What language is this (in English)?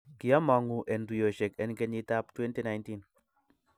Kalenjin